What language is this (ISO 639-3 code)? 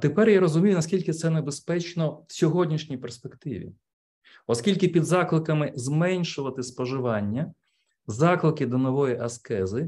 ukr